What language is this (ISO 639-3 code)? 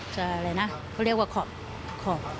tha